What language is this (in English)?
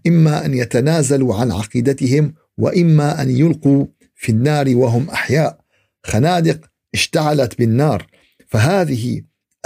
Arabic